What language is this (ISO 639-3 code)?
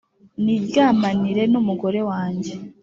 kin